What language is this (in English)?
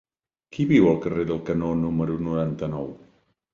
Catalan